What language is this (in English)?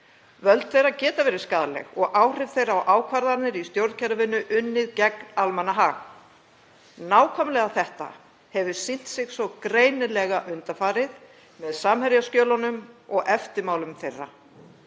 Icelandic